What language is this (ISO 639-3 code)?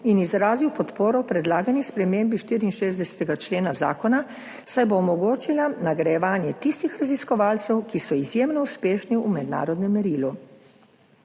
slv